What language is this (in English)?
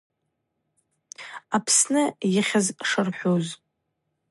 Abaza